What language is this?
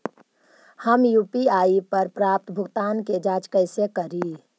Magahi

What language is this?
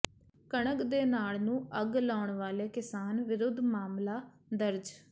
Punjabi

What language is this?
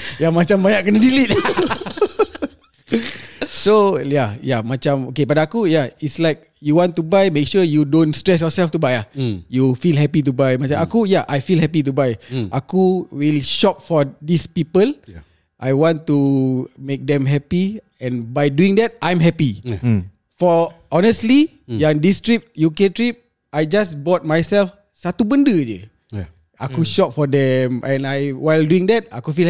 Malay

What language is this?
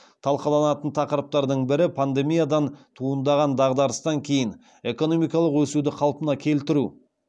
Kazakh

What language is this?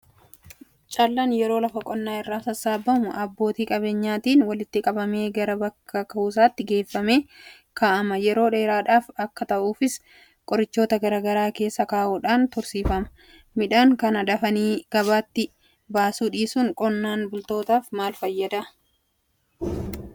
Oromo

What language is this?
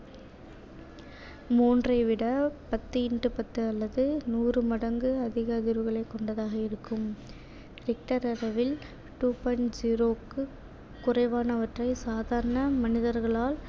Tamil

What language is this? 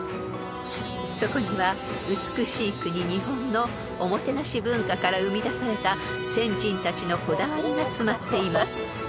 Japanese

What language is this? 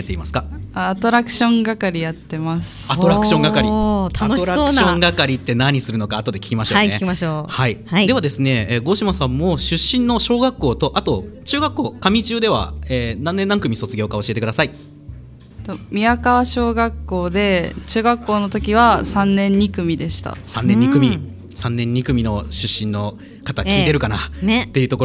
Japanese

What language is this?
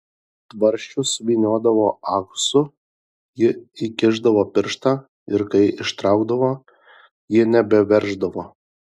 Lithuanian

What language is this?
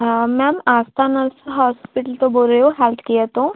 Punjabi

